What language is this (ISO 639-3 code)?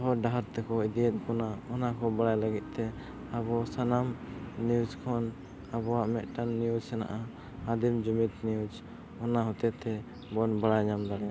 sat